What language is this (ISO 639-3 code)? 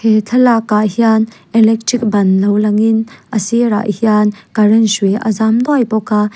lus